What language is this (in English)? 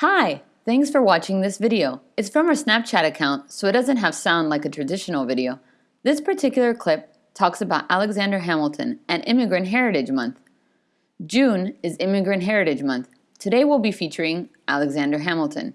English